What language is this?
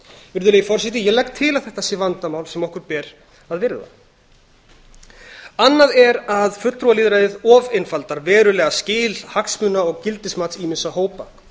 Icelandic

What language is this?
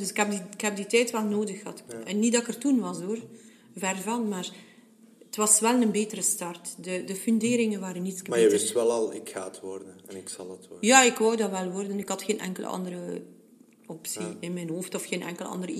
Dutch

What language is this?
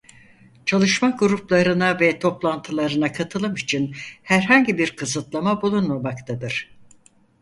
Turkish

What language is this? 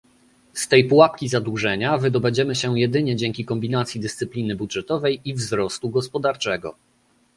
Polish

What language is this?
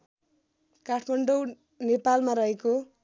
Nepali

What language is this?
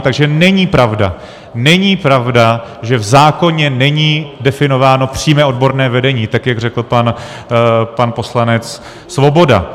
Czech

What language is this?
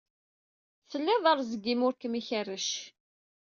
Kabyle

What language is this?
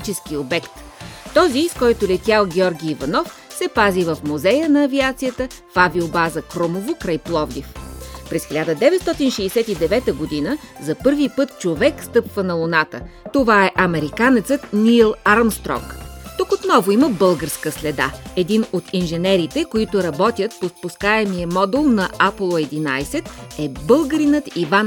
Bulgarian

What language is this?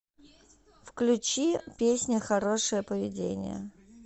Russian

